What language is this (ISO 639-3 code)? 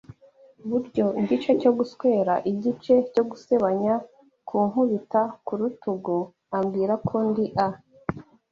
kin